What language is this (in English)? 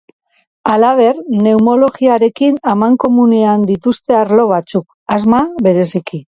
Basque